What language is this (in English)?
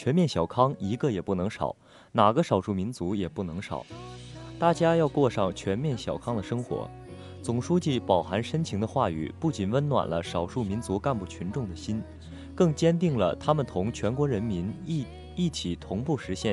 Chinese